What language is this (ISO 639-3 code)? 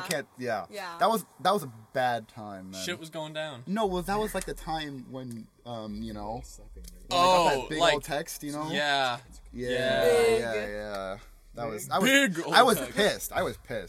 eng